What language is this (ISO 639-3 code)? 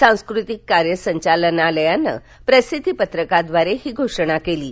mar